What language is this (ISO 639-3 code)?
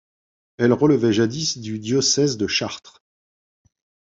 fra